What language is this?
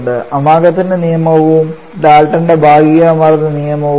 Malayalam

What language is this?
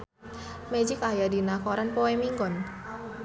Sundanese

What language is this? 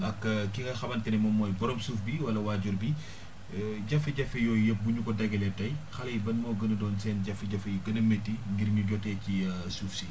Wolof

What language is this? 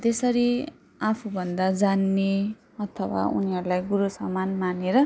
Nepali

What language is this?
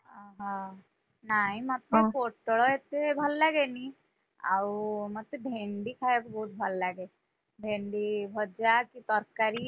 Odia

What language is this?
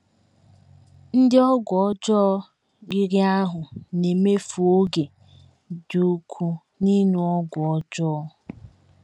Igbo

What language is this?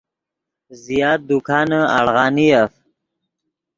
Yidgha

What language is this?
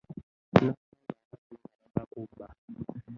Ganda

